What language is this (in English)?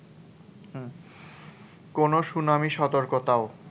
Bangla